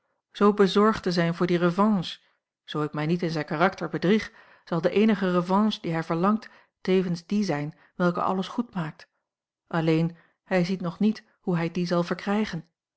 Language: Dutch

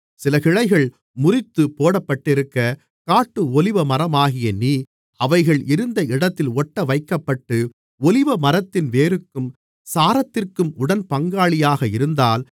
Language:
Tamil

